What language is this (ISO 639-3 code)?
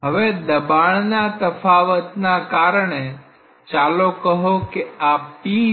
guj